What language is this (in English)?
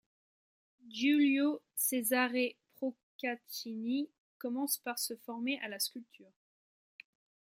French